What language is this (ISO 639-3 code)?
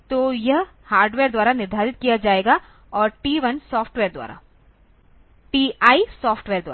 hin